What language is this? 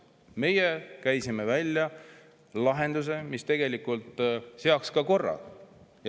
Estonian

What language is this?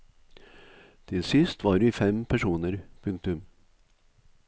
Norwegian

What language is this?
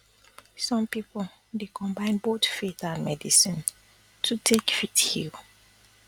Nigerian Pidgin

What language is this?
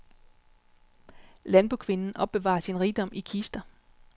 Danish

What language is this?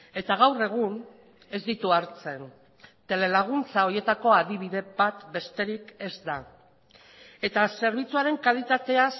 Basque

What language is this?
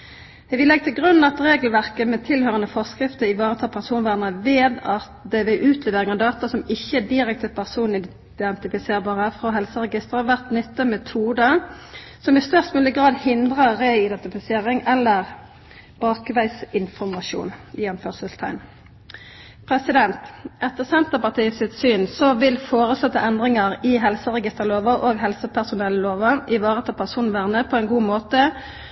Norwegian Nynorsk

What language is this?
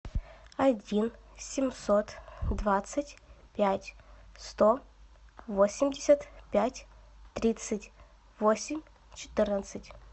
Russian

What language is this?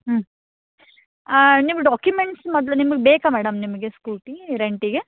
Kannada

